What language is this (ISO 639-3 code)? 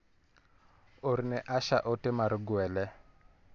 luo